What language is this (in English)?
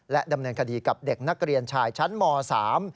Thai